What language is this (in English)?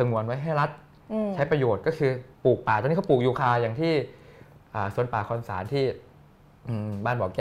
Thai